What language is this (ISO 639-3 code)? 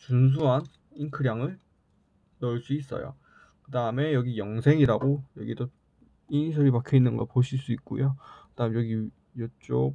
kor